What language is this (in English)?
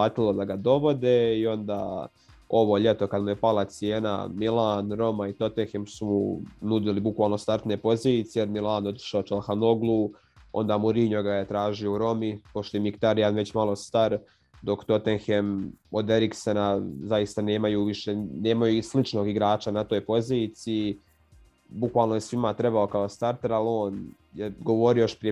Croatian